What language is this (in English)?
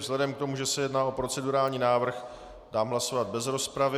Czech